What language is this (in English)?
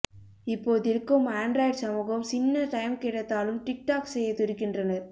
Tamil